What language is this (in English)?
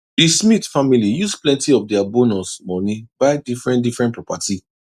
Nigerian Pidgin